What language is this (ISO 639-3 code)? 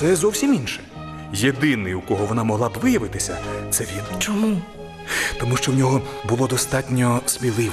ukr